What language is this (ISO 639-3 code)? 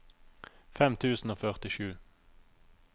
nor